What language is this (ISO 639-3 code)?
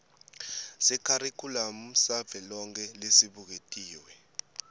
ssw